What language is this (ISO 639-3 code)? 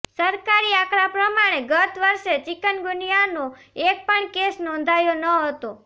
guj